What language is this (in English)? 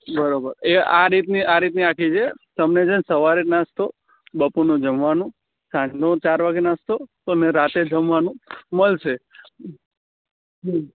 Gujarati